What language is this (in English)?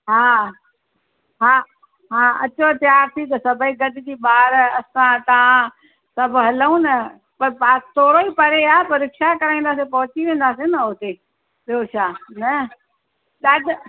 Sindhi